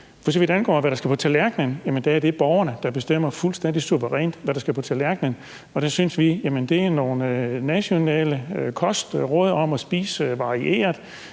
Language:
Danish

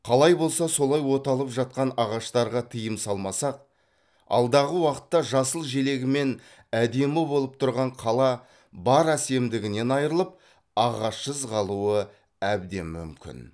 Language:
Kazakh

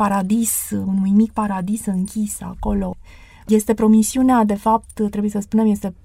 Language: Romanian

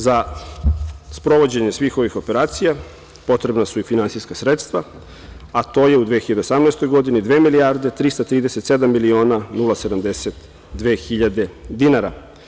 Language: Serbian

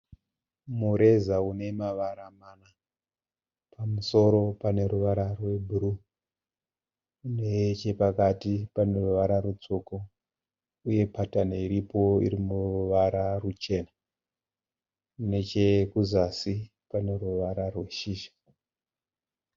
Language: Shona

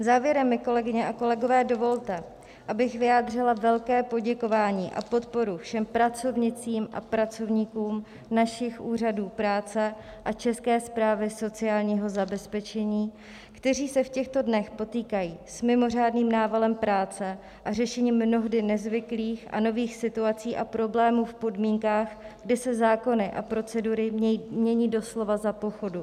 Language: Czech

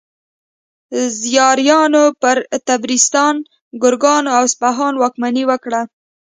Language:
Pashto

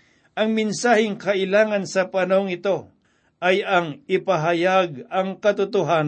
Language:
Filipino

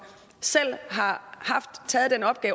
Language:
Danish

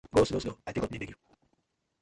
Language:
Nigerian Pidgin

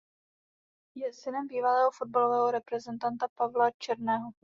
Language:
Czech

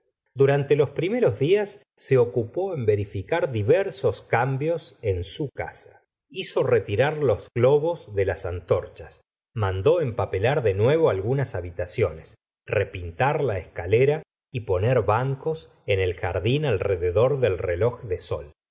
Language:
Spanish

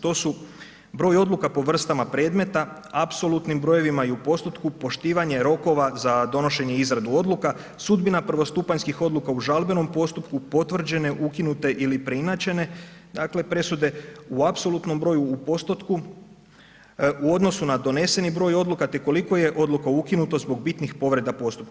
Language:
Croatian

